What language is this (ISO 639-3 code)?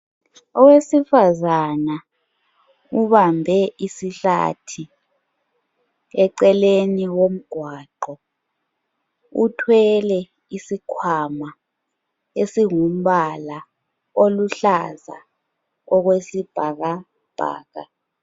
nde